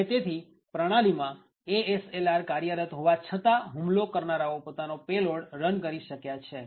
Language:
Gujarati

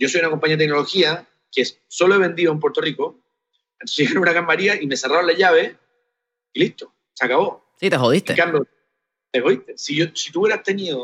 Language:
Spanish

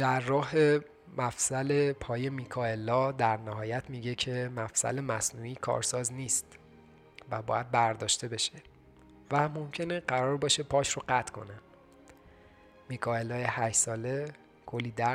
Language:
Persian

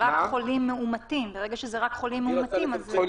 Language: Hebrew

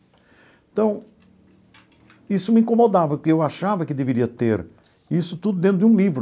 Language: Portuguese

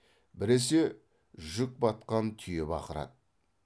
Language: Kazakh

